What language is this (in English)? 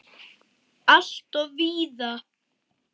Icelandic